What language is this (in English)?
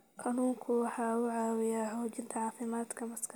Somali